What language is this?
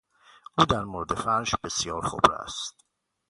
Persian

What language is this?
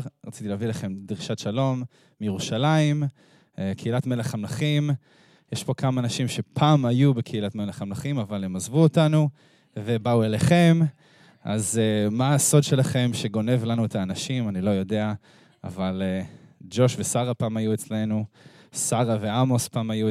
Hebrew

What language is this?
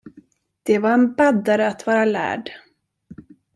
Swedish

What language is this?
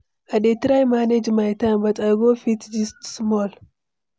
Nigerian Pidgin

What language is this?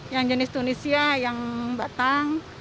Indonesian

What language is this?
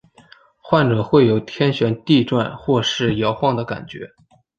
Chinese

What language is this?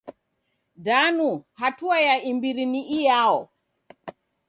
Taita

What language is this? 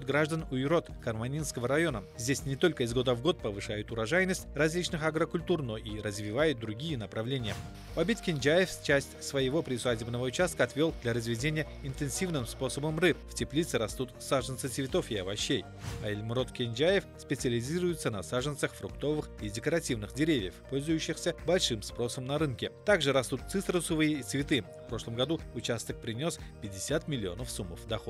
Russian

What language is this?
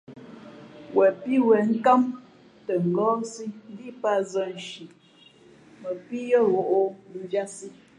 Fe'fe'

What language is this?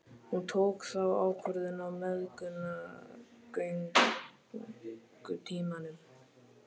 Icelandic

